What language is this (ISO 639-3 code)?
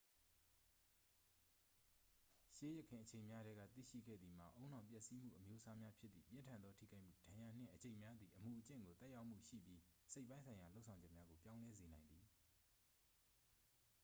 mya